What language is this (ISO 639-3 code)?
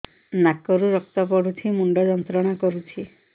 ori